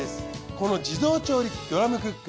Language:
Japanese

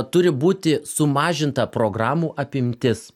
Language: Lithuanian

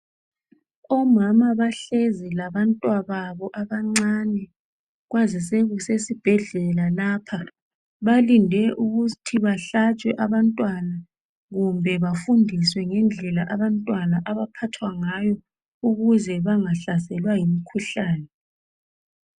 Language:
North Ndebele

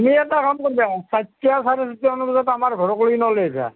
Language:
Assamese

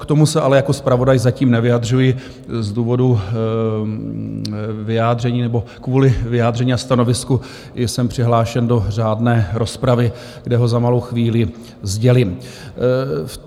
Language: Czech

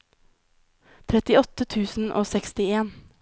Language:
Norwegian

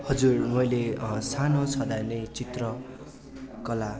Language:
Nepali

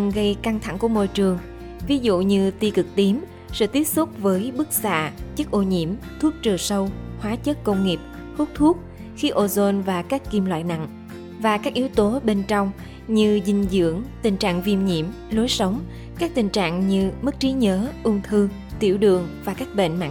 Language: Vietnamese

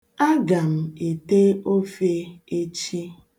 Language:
Igbo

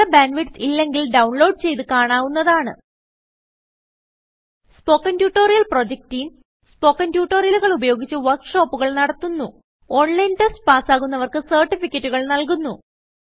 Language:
Malayalam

